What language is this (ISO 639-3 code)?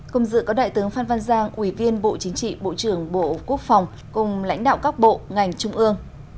vie